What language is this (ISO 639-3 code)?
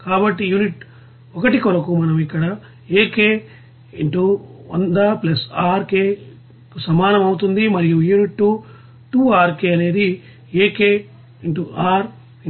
tel